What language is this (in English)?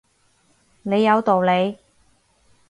Cantonese